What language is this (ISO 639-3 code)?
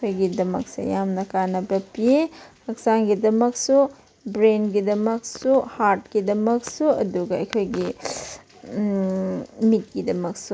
mni